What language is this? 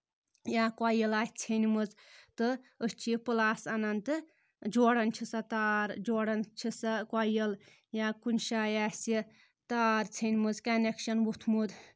Kashmiri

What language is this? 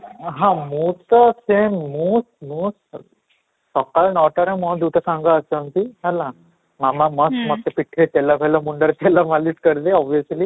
Odia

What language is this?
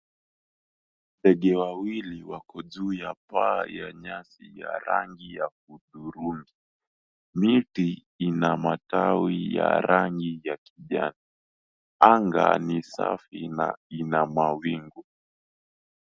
Swahili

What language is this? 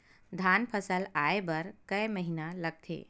Chhattisgarhi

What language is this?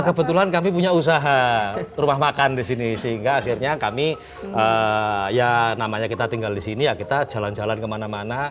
Indonesian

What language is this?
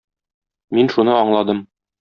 Tatar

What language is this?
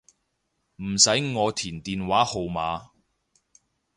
Cantonese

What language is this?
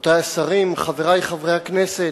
Hebrew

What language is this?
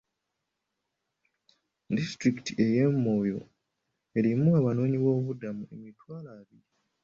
Ganda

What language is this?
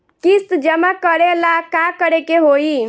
Bhojpuri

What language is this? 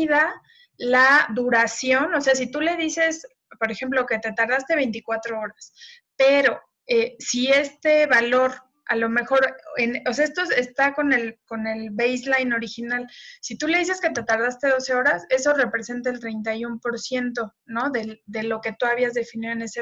Spanish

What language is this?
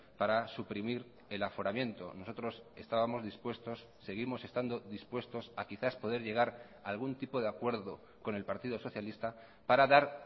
Spanish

